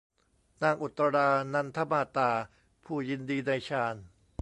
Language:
Thai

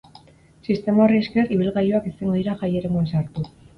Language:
Basque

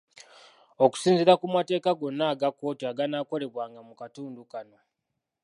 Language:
Ganda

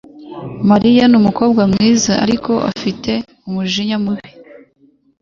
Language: Kinyarwanda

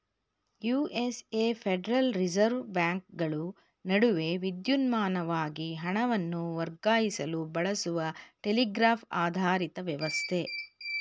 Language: Kannada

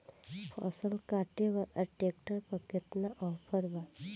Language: Bhojpuri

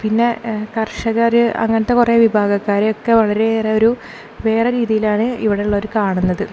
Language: Malayalam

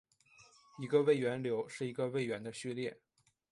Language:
Chinese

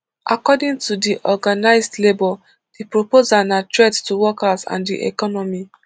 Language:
Nigerian Pidgin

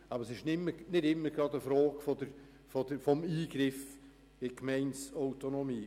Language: Swiss German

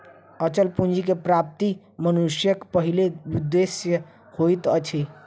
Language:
Maithili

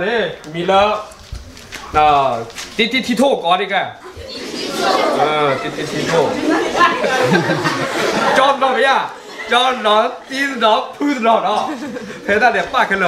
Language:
Portuguese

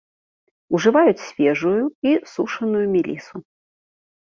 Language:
Belarusian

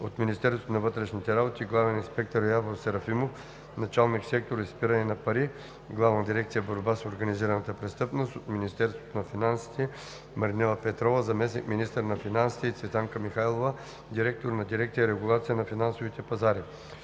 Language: Bulgarian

